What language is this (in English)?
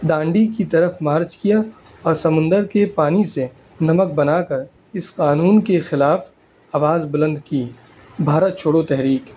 Urdu